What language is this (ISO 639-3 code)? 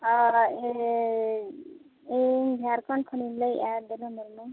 sat